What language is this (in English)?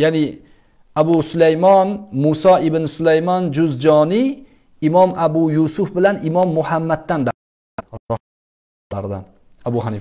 Turkish